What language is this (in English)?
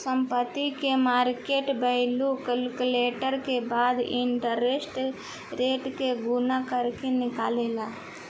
Bhojpuri